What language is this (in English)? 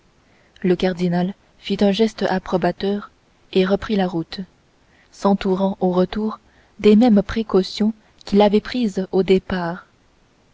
French